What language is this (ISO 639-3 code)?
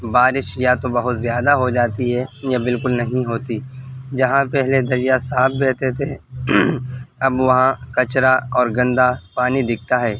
urd